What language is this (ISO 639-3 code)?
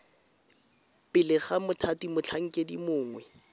tsn